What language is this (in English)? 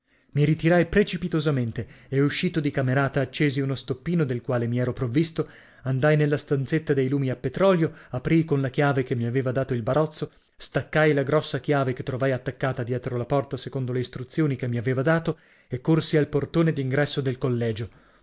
Italian